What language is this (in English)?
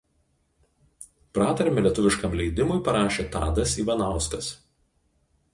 Lithuanian